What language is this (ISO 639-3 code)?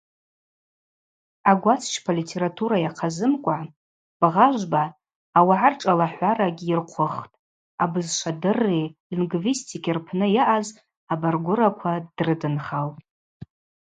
abq